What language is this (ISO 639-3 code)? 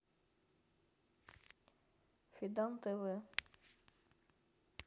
rus